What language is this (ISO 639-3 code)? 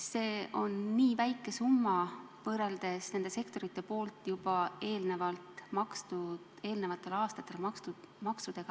est